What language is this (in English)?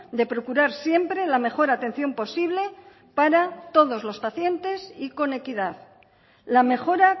Spanish